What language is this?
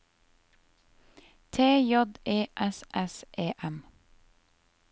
Norwegian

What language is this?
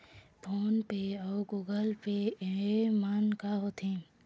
Chhattisgarhi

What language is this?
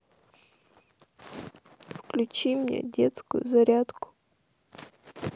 Russian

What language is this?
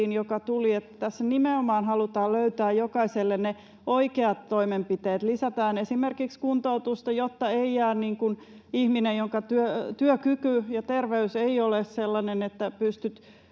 Finnish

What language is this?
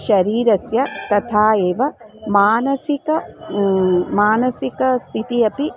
Sanskrit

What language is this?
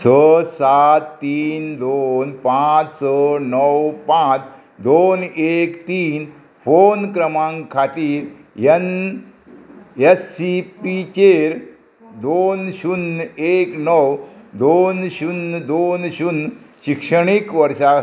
Konkani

